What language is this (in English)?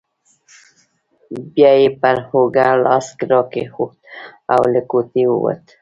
Pashto